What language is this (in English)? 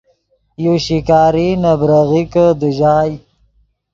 Yidgha